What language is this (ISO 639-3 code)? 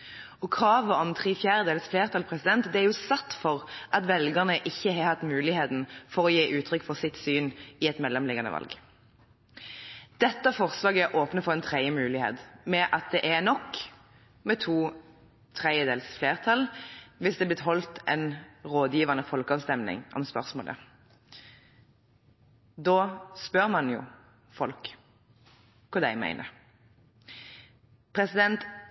nob